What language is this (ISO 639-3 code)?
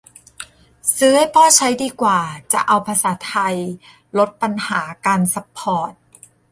tha